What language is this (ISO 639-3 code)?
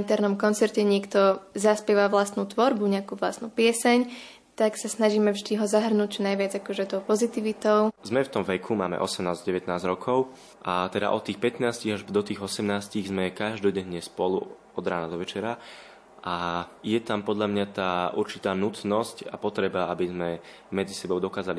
slk